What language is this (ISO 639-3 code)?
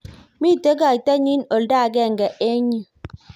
kln